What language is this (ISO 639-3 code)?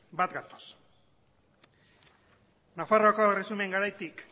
eus